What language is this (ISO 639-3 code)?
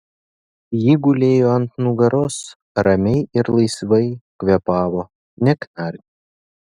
lit